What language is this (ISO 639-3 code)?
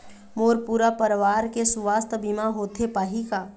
hne